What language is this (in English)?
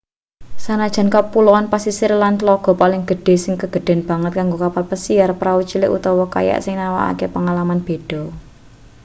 Javanese